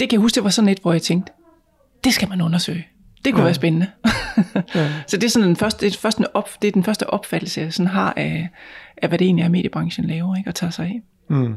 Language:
Danish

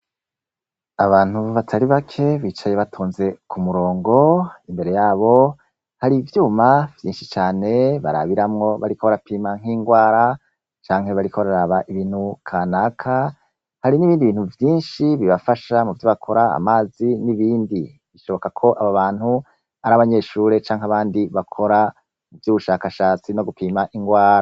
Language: Rundi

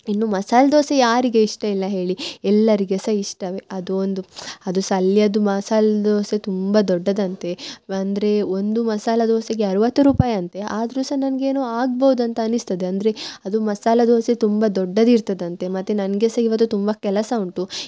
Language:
Kannada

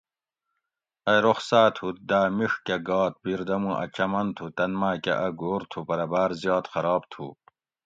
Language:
Gawri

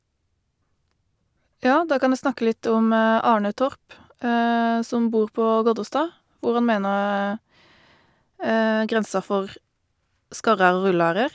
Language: Norwegian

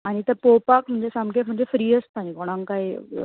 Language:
Konkani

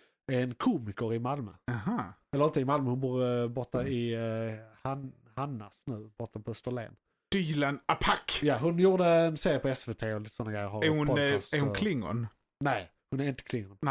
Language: Swedish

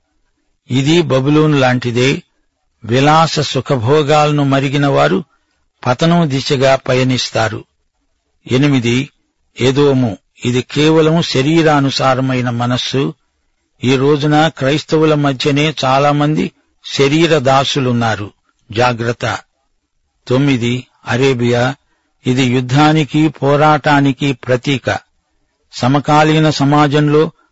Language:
Telugu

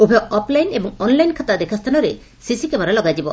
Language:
Odia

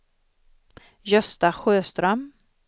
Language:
Swedish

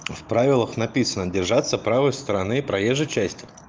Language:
Russian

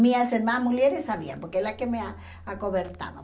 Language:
Portuguese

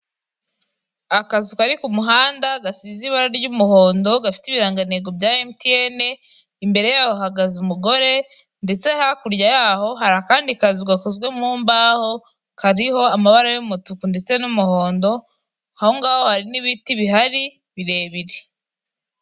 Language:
Kinyarwanda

